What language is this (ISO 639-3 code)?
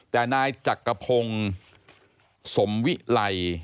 tha